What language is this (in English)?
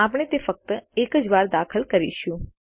Gujarati